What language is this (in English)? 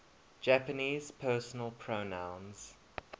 English